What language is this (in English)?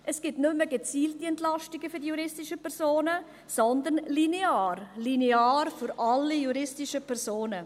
Swiss German